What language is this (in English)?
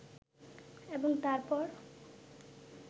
Bangla